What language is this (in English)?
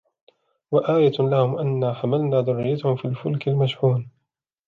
Arabic